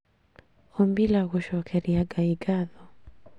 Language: Kikuyu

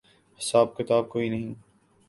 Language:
Urdu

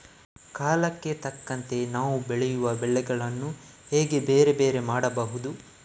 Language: Kannada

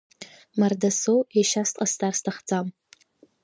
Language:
Abkhazian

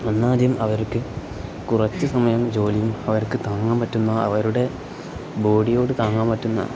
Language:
Malayalam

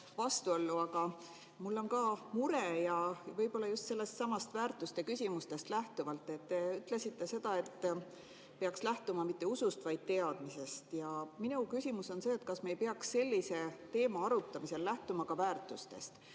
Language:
Estonian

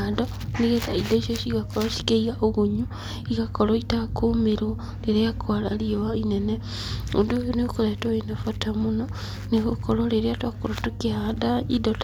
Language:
Kikuyu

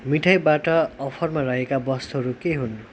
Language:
Nepali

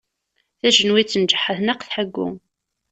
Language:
Kabyle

